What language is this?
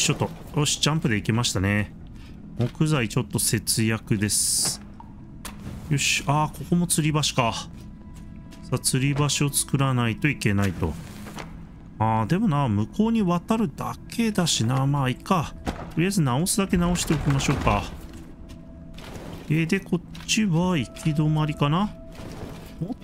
Japanese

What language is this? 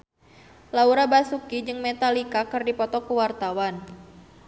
Sundanese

